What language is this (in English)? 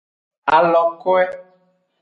Aja (Benin)